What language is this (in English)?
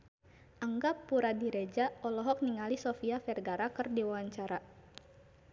Sundanese